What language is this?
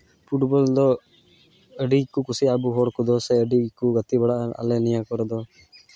Santali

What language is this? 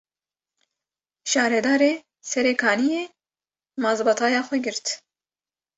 Kurdish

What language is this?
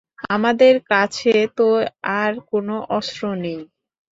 Bangla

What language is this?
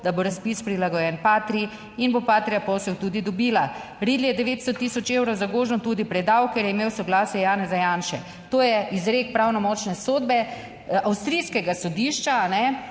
Slovenian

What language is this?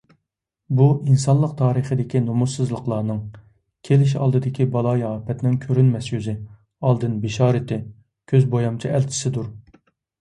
Uyghur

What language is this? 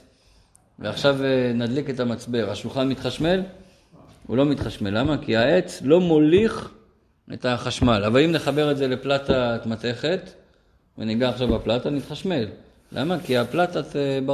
Hebrew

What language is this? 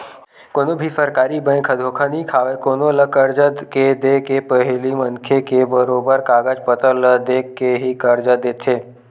Chhattisgarhi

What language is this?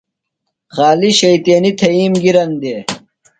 Phalura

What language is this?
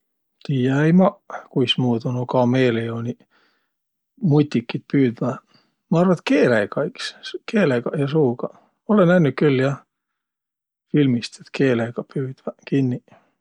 Võro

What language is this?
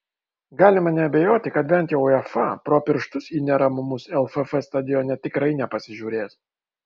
Lithuanian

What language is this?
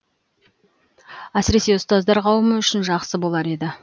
Kazakh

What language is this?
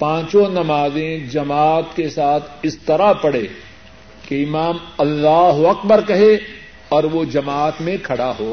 Urdu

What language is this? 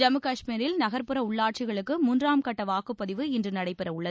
Tamil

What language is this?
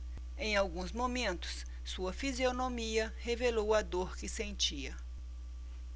Portuguese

